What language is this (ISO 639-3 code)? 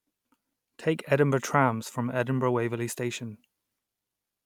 eng